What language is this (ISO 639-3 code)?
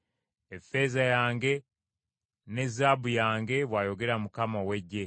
lug